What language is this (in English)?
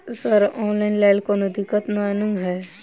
Maithili